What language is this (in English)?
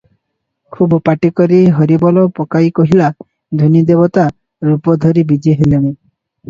Odia